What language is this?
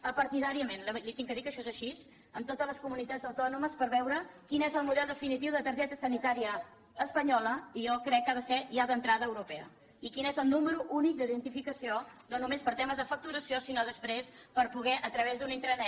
Catalan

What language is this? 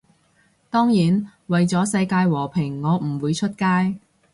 Cantonese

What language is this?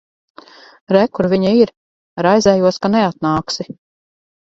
Latvian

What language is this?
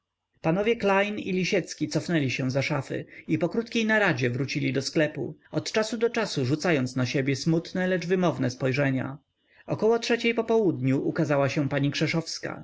Polish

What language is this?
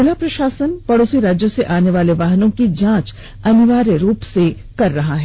Hindi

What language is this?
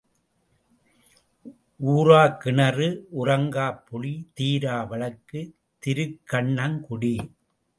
Tamil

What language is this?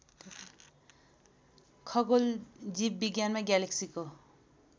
Nepali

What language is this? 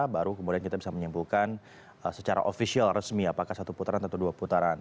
Indonesian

